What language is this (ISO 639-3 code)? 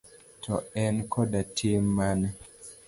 luo